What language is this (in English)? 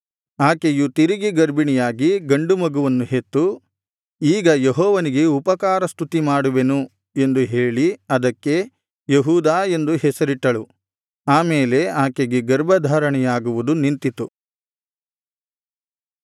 Kannada